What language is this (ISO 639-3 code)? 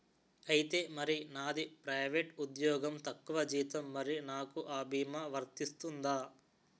tel